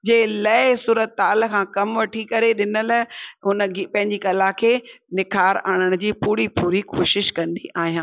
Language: Sindhi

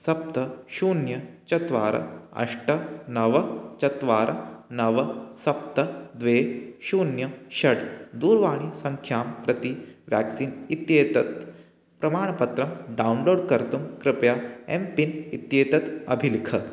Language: Sanskrit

